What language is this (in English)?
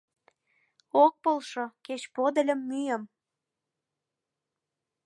Mari